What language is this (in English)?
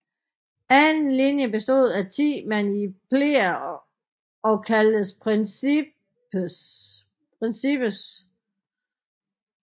Danish